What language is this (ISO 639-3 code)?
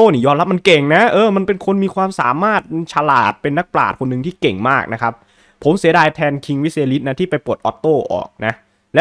tha